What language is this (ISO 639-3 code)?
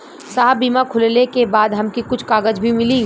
bho